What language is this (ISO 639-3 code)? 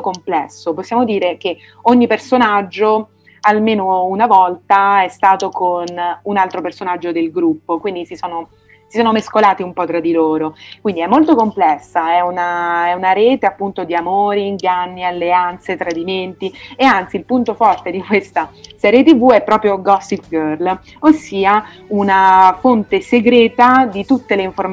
ita